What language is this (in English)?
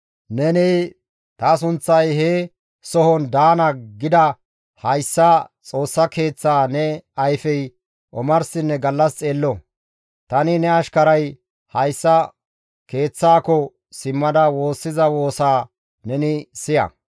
Gamo